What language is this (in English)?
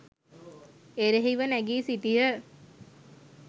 Sinhala